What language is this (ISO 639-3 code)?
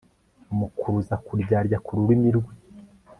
kin